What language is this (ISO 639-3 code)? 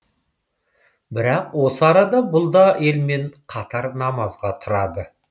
kaz